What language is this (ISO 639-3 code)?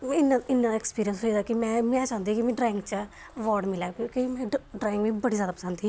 doi